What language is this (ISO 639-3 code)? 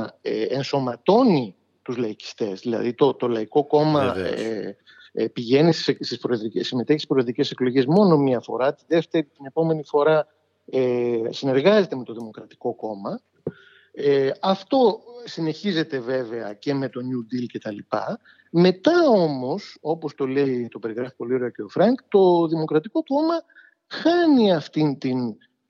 ell